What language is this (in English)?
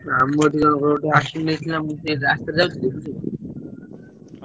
Odia